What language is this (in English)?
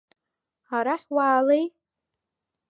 Abkhazian